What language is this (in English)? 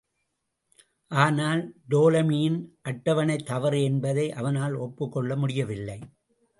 Tamil